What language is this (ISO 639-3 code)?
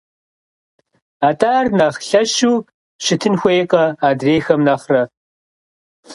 kbd